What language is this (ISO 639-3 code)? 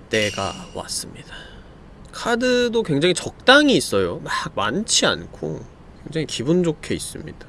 kor